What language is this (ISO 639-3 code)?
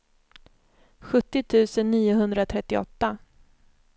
swe